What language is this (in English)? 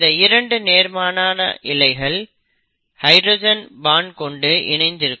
Tamil